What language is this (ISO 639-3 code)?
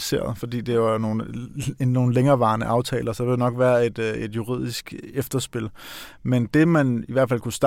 dan